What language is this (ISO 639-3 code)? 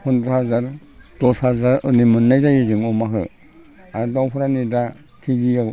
brx